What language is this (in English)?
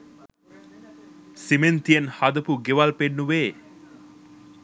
Sinhala